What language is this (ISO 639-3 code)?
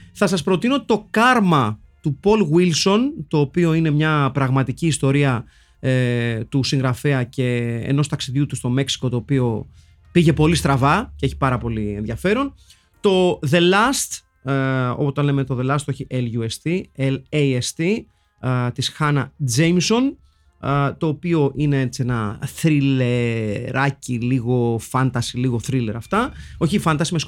ell